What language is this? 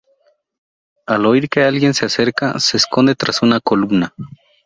Spanish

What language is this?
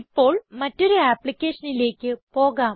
Malayalam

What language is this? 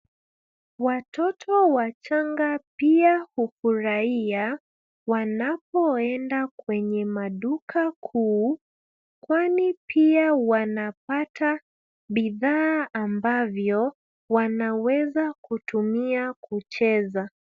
Swahili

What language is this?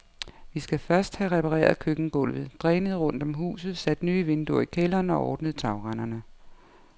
Danish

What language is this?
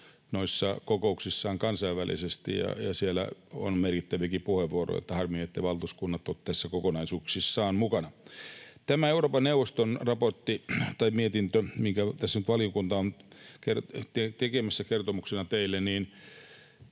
Finnish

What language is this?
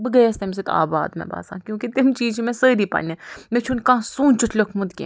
Kashmiri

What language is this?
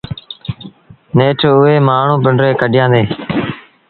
Sindhi Bhil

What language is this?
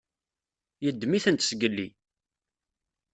Kabyle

